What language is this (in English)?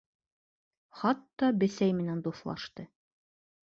Bashkir